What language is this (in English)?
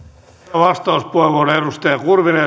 Finnish